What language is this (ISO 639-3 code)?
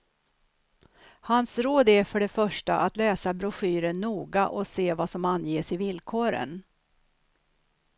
swe